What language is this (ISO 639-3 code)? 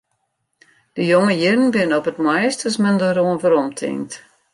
fry